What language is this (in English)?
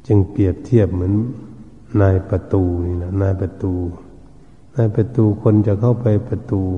Thai